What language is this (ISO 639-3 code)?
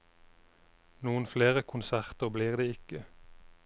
nor